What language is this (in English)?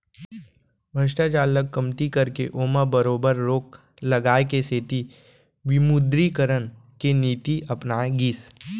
Chhattisgarhi